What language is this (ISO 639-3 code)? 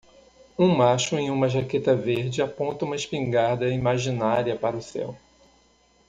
por